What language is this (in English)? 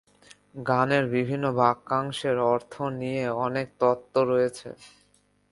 Bangla